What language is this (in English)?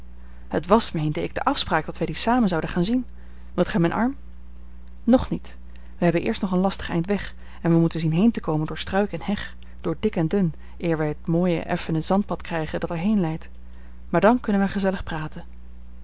Dutch